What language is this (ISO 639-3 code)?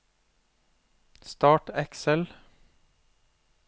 nor